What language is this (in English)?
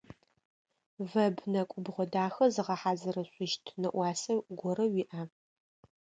Adyghe